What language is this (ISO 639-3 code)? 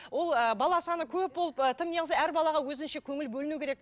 kaz